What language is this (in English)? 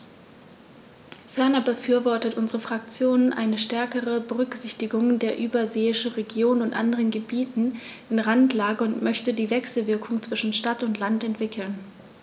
German